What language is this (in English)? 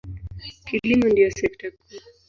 Swahili